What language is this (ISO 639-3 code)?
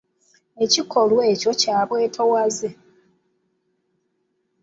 lug